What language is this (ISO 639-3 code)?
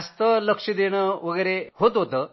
mar